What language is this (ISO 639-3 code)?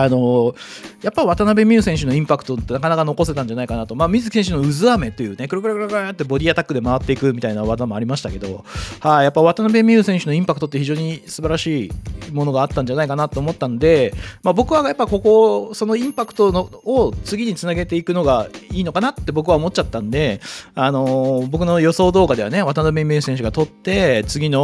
jpn